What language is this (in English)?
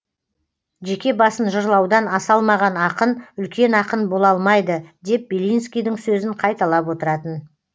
Kazakh